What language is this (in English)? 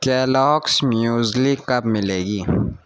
Urdu